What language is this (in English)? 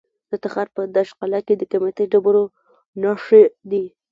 Pashto